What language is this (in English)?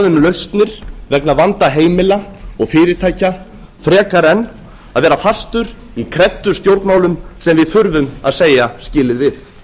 Icelandic